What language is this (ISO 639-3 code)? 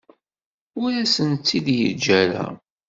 kab